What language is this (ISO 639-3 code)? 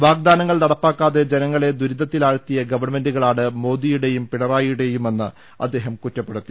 mal